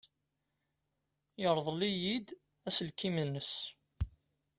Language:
Kabyle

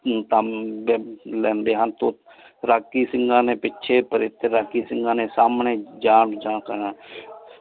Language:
Punjabi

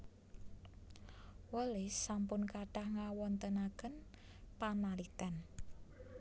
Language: Javanese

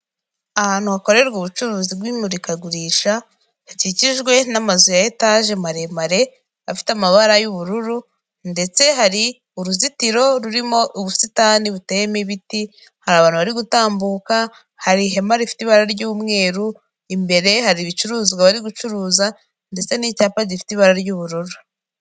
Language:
Kinyarwanda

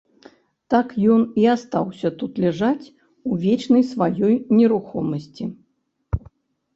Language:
Belarusian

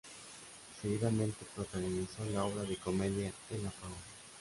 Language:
Spanish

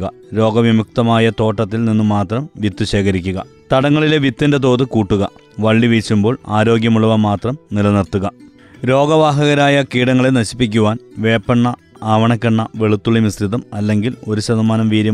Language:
Malayalam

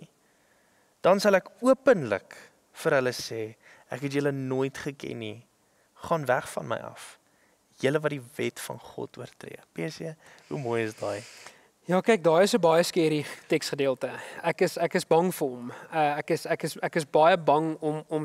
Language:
Dutch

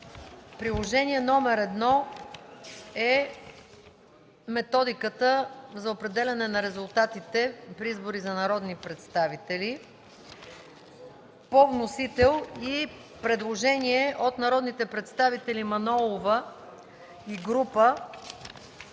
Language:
Bulgarian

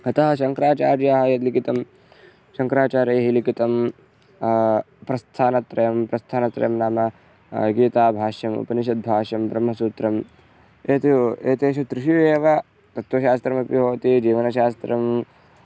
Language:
Sanskrit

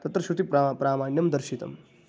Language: Sanskrit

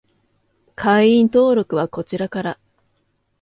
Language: Japanese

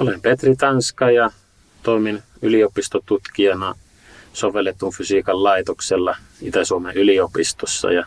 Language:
Finnish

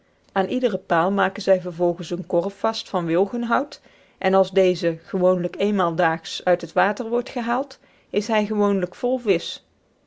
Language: Dutch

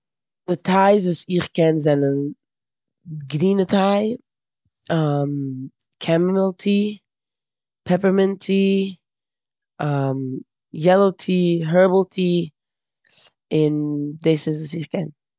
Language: Yiddish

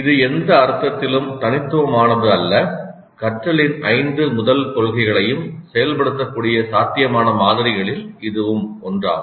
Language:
Tamil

